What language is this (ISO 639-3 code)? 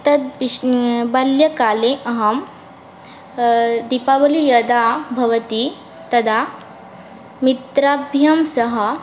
san